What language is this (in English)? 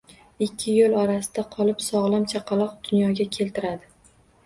Uzbek